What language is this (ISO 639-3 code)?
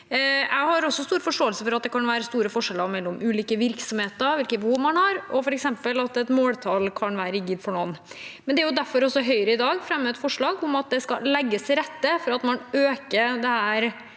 nor